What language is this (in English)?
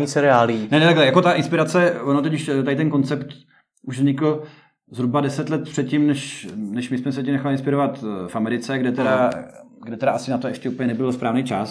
Czech